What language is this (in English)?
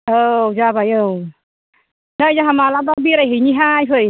Bodo